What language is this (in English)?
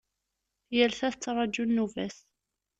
Kabyle